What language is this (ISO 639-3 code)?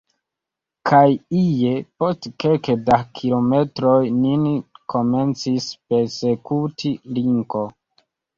epo